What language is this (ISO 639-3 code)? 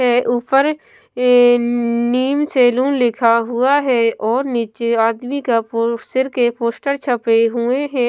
hin